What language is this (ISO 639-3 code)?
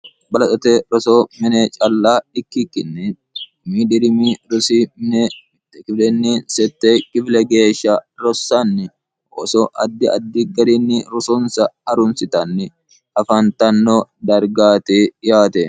sid